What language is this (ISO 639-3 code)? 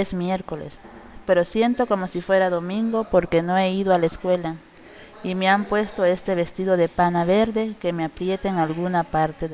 spa